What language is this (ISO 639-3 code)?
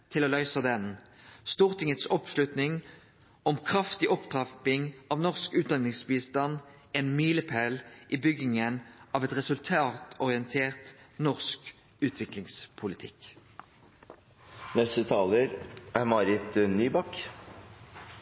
nno